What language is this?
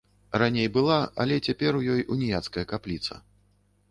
Belarusian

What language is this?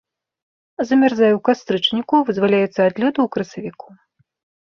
Belarusian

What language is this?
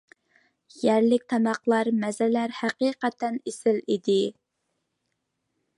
Uyghur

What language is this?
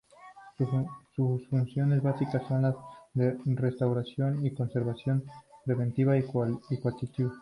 Spanish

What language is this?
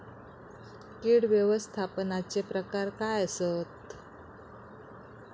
Marathi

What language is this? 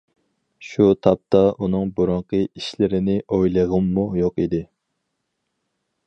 Uyghur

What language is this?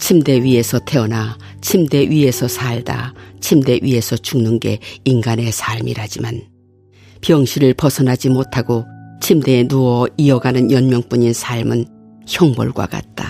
Korean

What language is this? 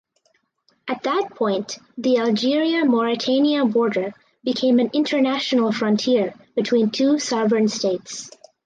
English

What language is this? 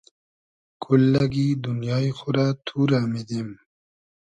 Hazaragi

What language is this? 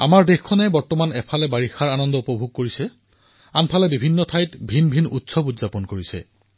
Assamese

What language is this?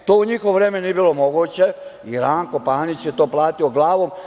Serbian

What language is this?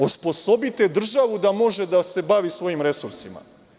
Serbian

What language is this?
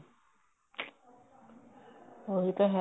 Punjabi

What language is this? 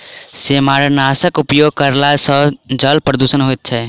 Maithili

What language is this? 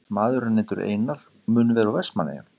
Icelandic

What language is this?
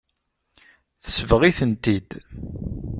Kabyle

